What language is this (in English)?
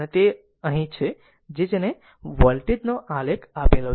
Gujarati